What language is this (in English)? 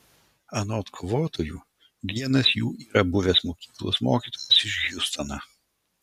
Lithuanian